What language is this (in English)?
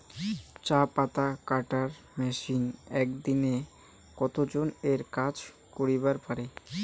Bangla